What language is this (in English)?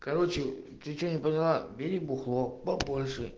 Russian